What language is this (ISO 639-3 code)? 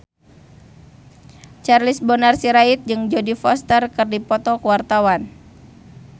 sun